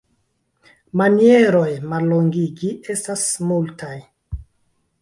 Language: Esperanto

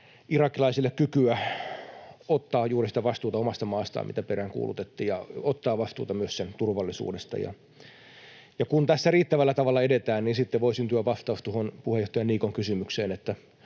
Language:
Finnish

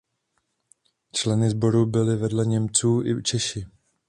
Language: Czech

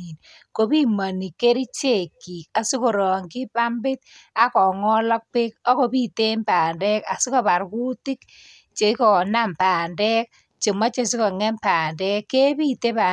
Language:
Kalenjin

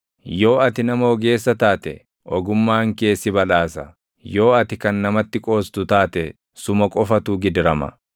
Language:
Oromo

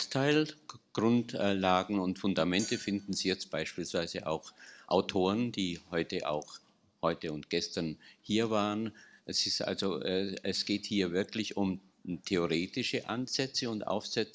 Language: German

